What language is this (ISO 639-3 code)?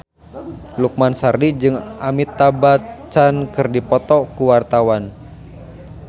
sun